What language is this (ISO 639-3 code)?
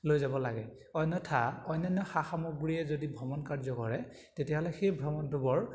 asm